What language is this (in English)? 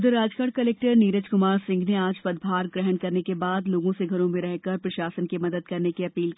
Hindi